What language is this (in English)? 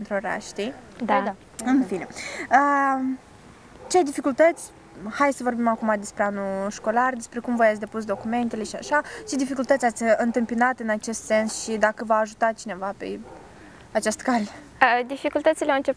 Romanian